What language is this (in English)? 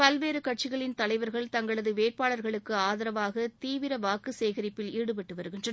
Tamil